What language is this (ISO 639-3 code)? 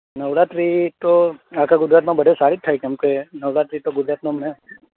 guj